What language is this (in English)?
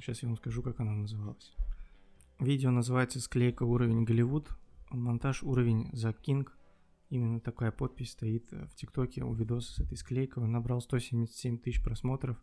Russian